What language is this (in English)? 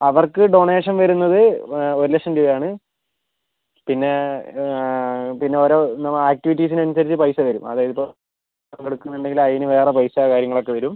Malayalam